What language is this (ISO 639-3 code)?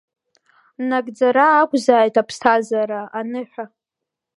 abk